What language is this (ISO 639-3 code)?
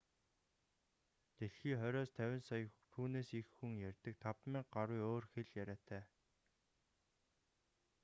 mon